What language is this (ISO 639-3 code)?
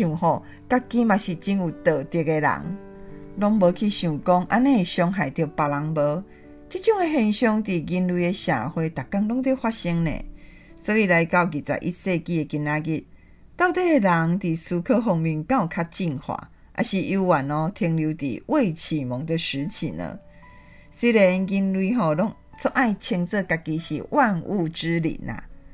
zho